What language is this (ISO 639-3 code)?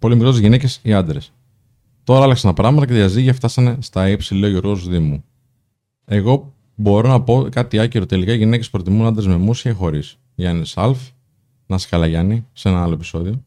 ell